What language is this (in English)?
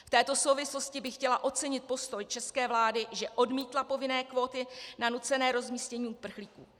Czech